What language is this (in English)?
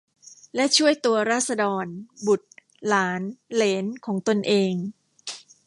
Thai